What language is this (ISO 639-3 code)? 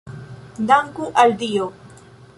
epo